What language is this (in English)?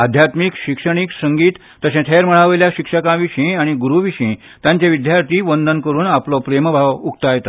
Konkani